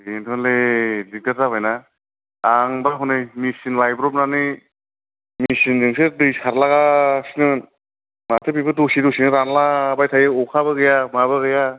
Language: Bodo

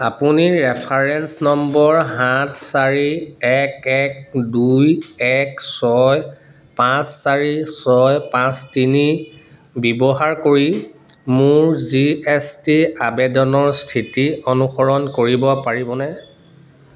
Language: Assamese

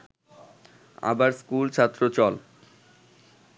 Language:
Bangla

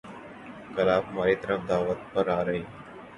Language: Urdu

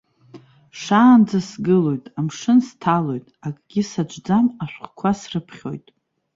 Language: Abkhazian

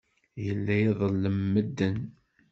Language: Kabyle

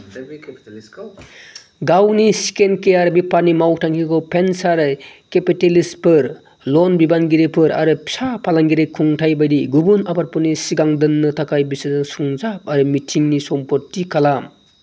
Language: Bodo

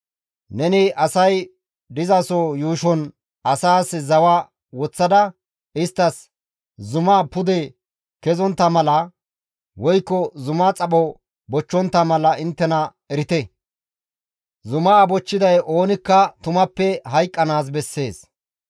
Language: Gamo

